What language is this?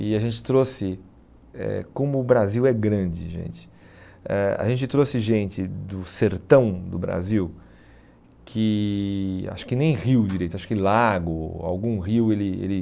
Portuguese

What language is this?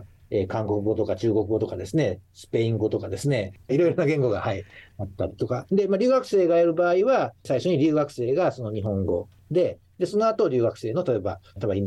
Japanese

